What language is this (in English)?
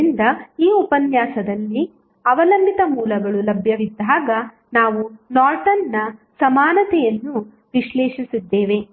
Kannada